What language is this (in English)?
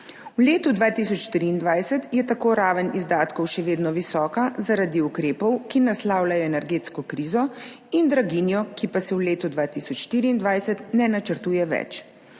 Slovenian